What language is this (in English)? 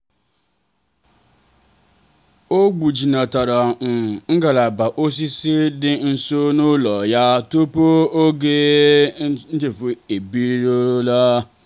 Igbo